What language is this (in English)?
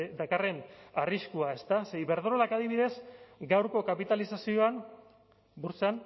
Basque